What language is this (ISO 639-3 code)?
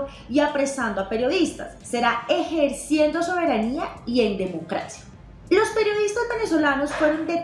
spa